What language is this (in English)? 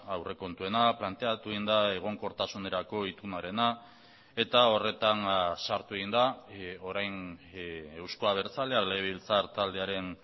Basque